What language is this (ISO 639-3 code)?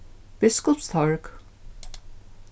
fao